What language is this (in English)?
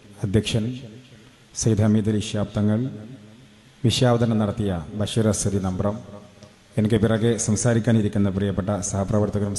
Romanian